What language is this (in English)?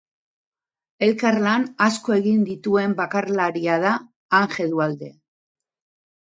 Basque